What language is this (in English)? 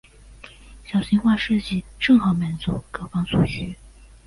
Chinese